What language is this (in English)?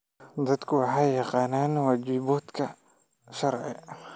Somali